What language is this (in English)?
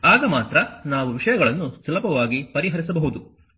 Kannada